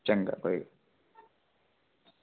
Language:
Dogri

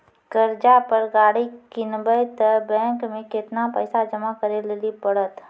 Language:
Maithili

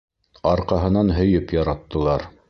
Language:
Bashkir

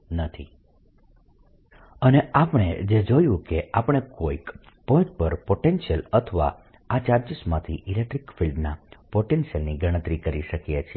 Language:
Gujarati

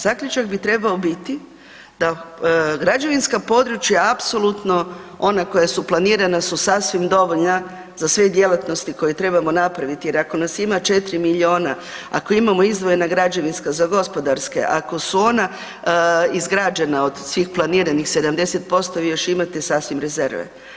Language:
Croatian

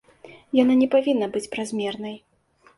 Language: Belarusian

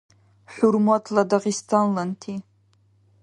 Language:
Dargwa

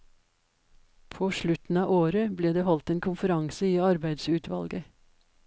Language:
Norwegian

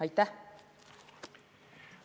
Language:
Estonian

